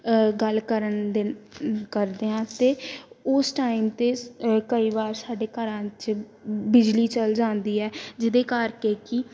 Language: Punjabi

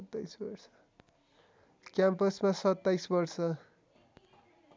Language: Nepali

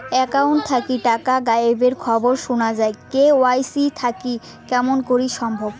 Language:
Bangla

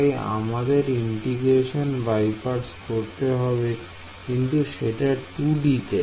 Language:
Bangla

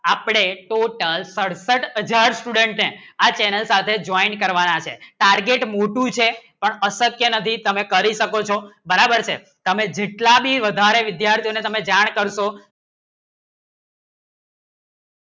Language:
Gujarati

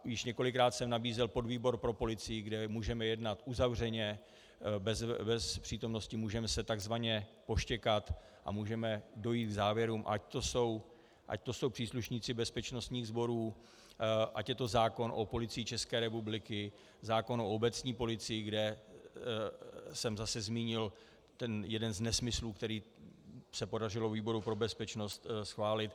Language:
Czech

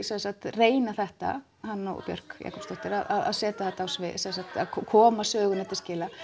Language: Icelandic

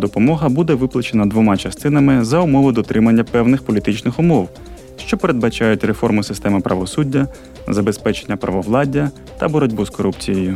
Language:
Ukrainian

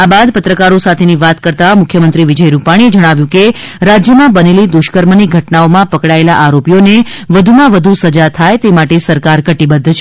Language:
Gujarati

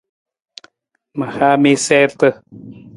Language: Nawdm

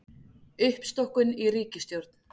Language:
Icelandic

